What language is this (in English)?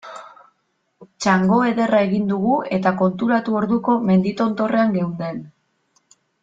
Basque